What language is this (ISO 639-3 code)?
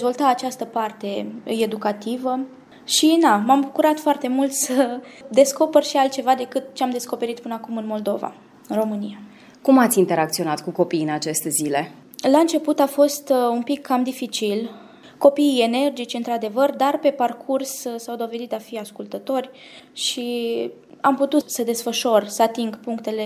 ron